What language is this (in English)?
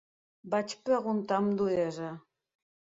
Catalan